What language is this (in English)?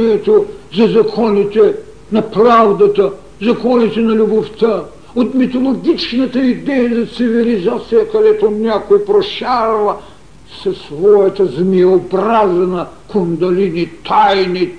Bulgarian